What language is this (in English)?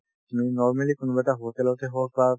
Assamese